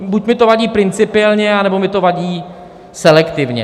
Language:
Czech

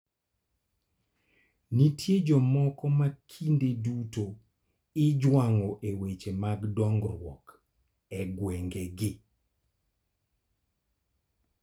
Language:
Luo (Kenya and Tanzania)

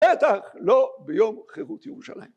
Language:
Hebrew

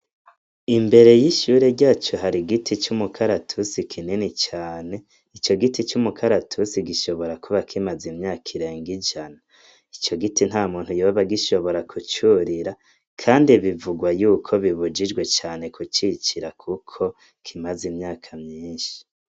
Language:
Rundi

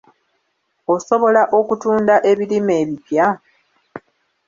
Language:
Ganda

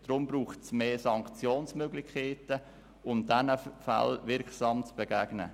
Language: Swiss German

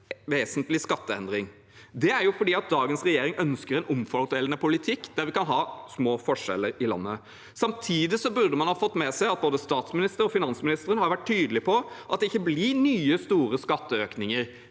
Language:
Norwegian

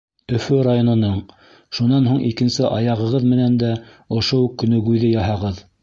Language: Bashkir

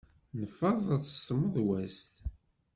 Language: Kabyle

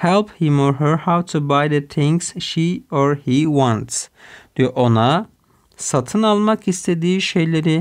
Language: Turkish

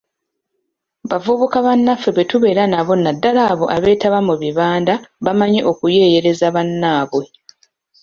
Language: Ganda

